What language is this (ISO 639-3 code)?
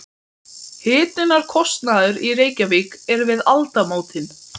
isl